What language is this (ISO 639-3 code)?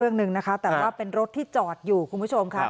tha